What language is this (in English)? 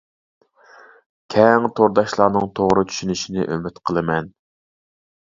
Uyghur